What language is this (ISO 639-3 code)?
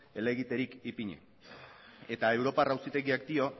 eus